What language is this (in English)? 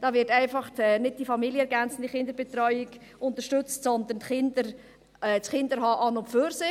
Swiss German